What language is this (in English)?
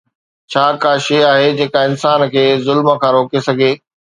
Sindhi